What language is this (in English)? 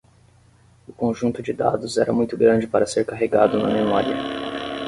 Portuguese